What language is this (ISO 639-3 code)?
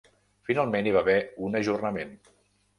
cat